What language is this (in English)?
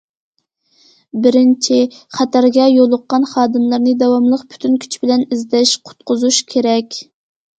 Uyghur